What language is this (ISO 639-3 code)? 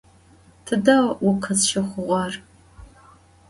ady